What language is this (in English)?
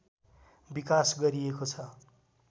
Nepali